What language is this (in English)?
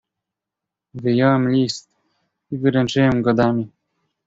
Polish